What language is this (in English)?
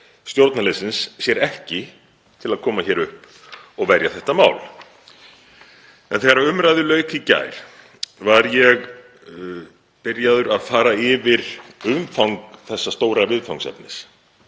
Icelandic